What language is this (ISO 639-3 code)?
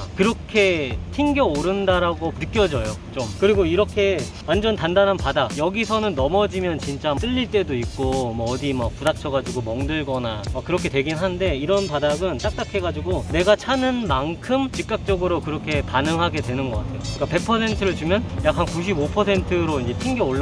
kor